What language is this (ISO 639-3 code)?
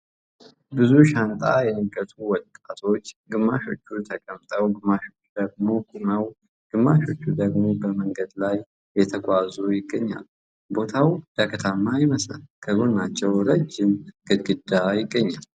amh